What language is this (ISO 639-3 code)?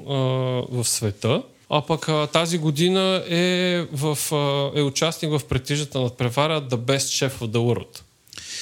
bul